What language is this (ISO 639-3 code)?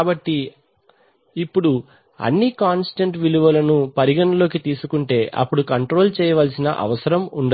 tel